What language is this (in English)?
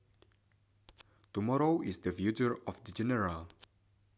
Sundanese